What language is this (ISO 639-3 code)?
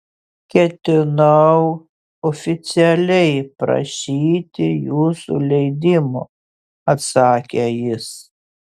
lit